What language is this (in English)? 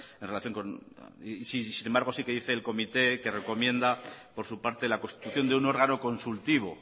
Spanish